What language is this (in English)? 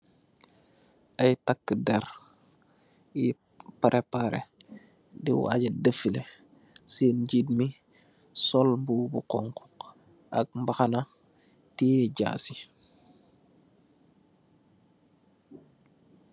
Wolof